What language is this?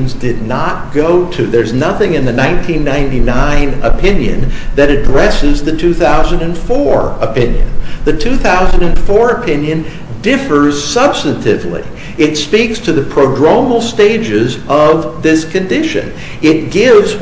English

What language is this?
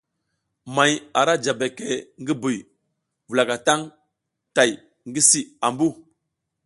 South Giziga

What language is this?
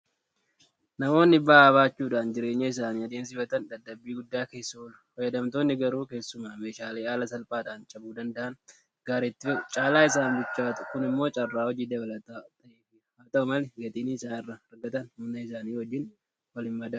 Oromo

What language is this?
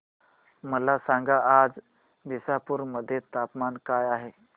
Marathi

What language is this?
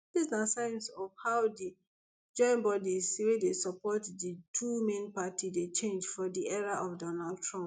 Nigerian Pidgin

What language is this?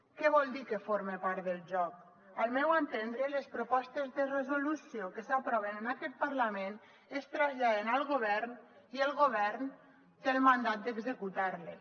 Catalan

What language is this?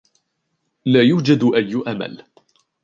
Arabic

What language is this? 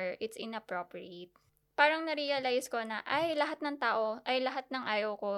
Filipino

